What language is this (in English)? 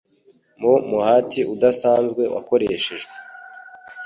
Kinyarwanda